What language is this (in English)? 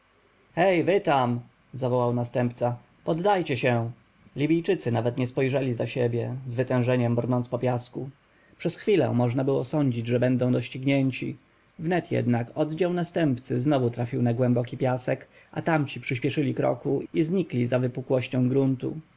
Polish